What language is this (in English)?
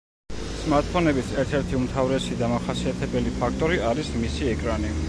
Georgian